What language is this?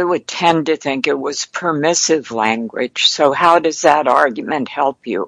English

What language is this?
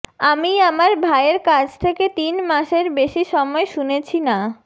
Bangla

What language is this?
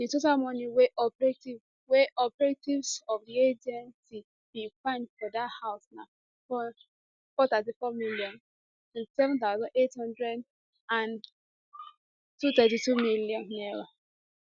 Nigerian Pidgin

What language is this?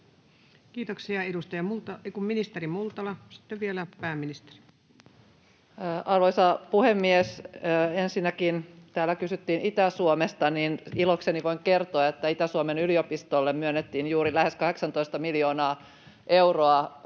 Finnish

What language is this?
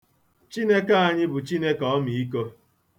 Igbo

